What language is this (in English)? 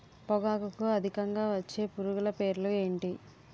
Telugu